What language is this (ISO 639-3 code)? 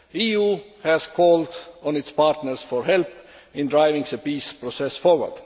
eng